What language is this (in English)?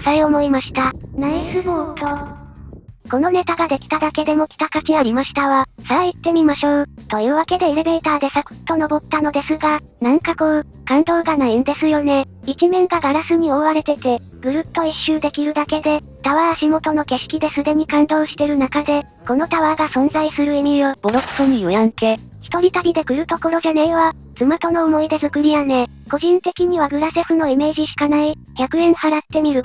Japanese